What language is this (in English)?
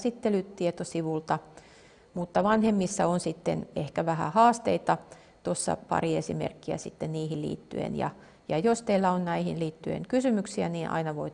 Finnish